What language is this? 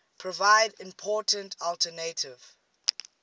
English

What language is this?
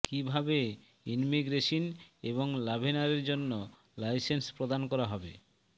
Bangla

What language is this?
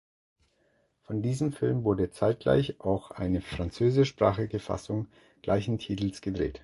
German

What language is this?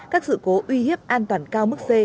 Vietnamese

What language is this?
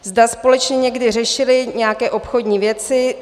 Czech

